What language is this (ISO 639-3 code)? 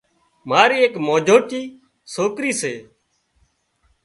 kxp